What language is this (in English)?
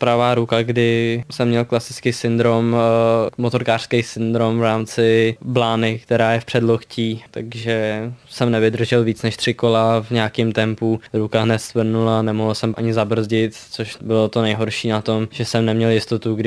Czech